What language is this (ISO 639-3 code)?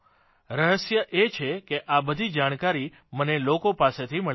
guj